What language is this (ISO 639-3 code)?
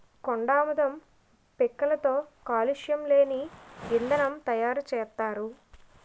tel